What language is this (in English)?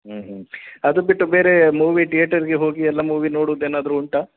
Kannada